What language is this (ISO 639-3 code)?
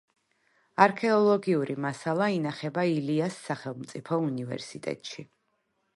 kat